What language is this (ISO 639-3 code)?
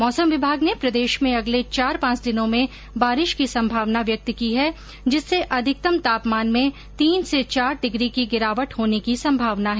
hin